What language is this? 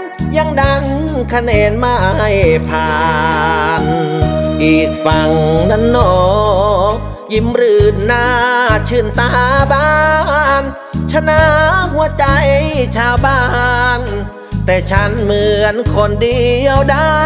Thai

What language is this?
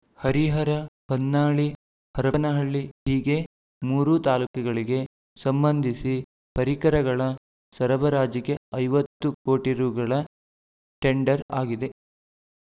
Kannada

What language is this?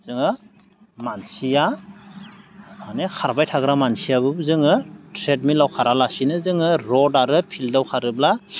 Bodo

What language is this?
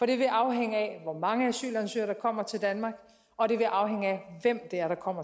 Danish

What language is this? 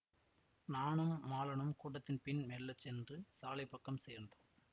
Tamil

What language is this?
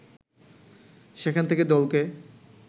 Bangla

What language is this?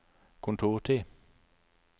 Norwegian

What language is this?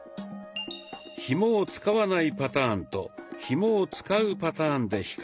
Japanese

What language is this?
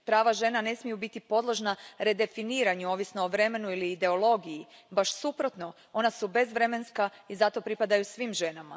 Croatian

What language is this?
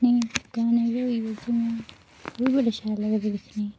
Dogri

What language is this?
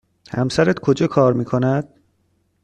Persian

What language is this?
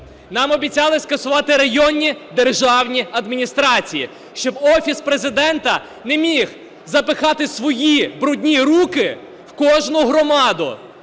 Ukrainian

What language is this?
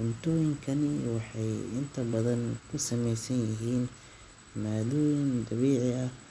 Somali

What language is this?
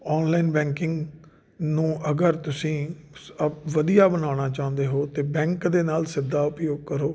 Punjabi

